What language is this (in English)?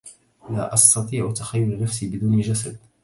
Arabic